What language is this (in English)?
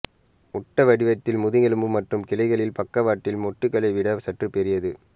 Tamil